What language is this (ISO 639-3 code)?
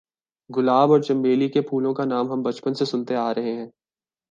urd